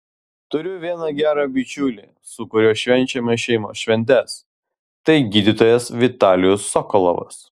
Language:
Lithuanian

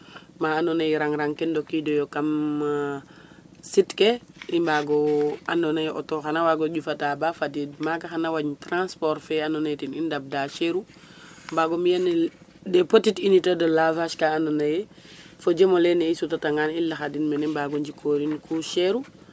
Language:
Serer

